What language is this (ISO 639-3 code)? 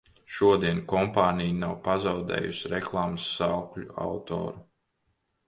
lav